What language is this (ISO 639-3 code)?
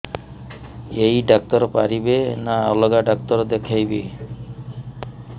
ori